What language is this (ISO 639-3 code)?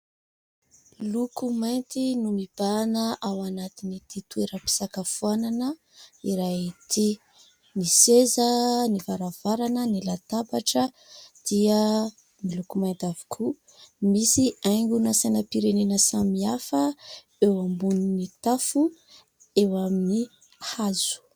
mlg